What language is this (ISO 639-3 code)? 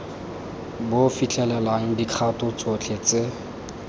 tsn